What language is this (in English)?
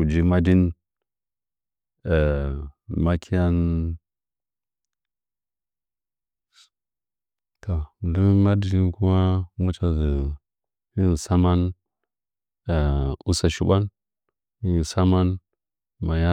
Nzanyi